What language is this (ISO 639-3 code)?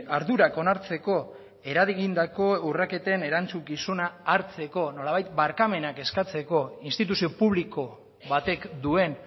eus